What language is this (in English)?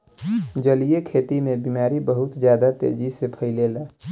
Bhojpuri